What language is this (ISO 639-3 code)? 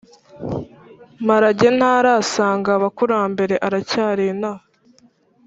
kin